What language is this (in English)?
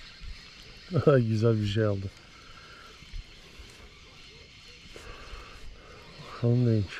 Turkish